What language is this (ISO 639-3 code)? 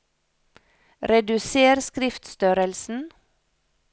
nor